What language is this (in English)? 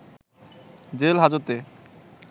Bangla